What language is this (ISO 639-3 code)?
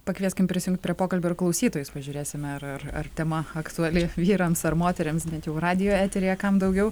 lit